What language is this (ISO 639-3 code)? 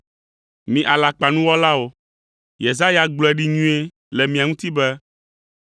ewe